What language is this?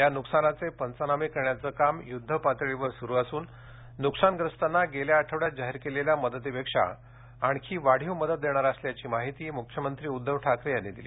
Marathi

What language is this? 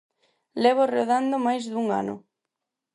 Galician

